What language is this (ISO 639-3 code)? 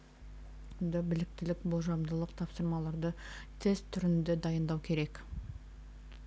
kaz